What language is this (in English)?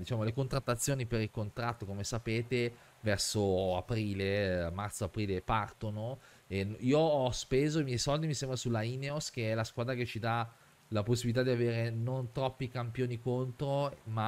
Italian